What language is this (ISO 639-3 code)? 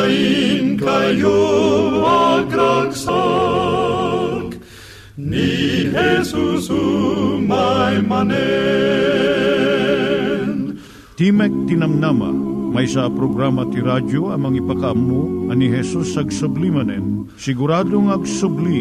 fil